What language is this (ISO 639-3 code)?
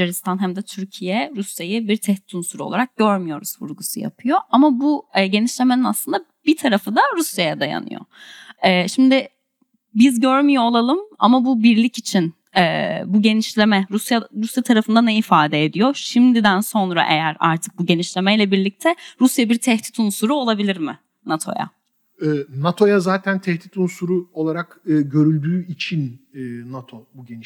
tur